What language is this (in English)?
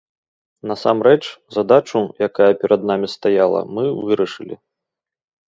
Belarusian